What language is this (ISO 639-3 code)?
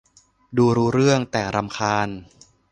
tha